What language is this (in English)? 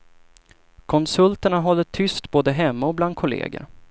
Swedish